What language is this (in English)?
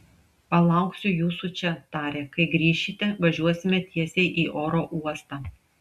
Lithuanian